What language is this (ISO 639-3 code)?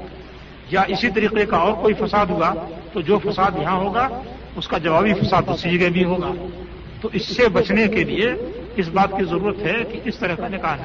urd